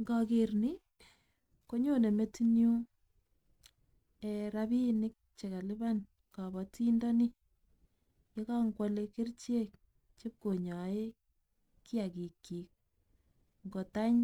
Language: Kalenjin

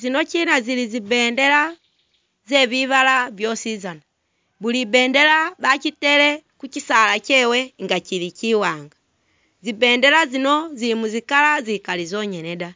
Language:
Masaaba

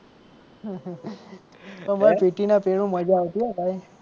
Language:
Gujarati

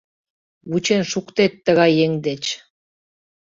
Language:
Mari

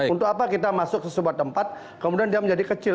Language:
Indonesian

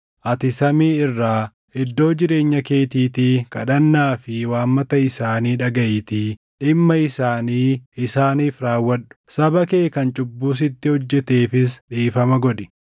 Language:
Oromo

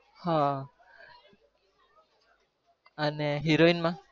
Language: Gujarati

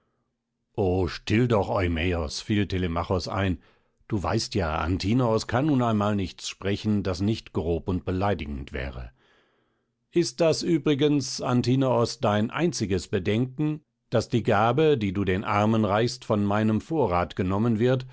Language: German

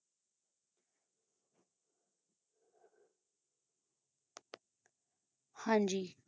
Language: Punjabi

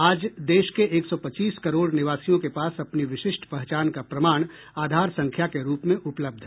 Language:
Hindi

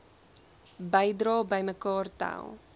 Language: Afrikaans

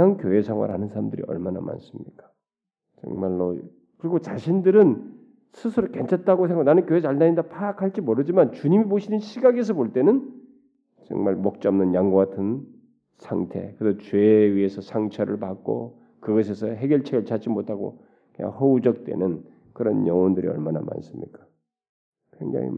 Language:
Korean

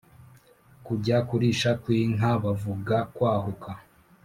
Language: Kinyarwanda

